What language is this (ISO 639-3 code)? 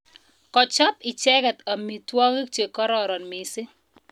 kln